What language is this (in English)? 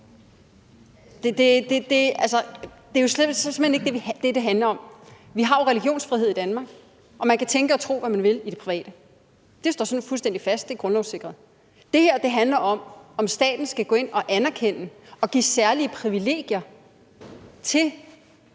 Danish